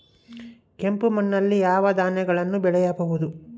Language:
Kannada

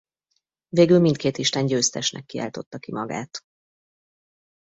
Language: Hungarian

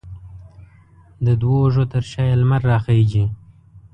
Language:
Pashto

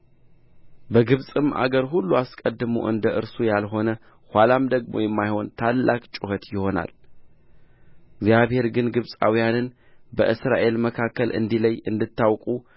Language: Amharic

